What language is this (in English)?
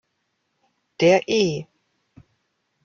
German